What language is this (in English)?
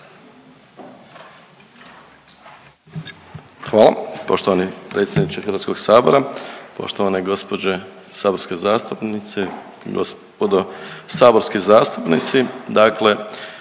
Croatian